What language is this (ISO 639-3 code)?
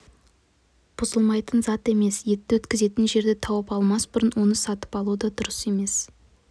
kaz